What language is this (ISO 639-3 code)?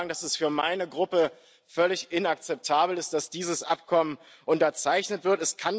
deu